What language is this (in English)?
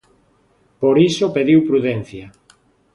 Galician